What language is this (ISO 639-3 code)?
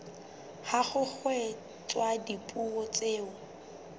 sot